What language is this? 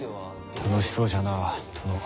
Japanese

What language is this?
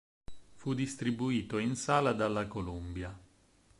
Italian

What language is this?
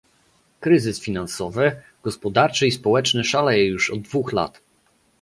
Polish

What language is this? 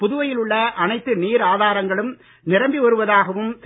Tamil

